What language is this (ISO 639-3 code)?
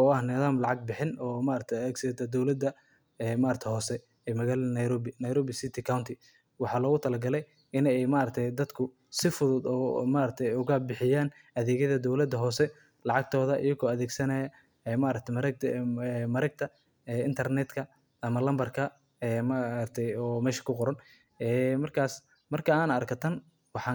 som